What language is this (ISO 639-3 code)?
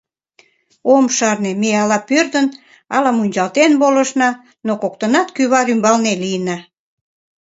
chm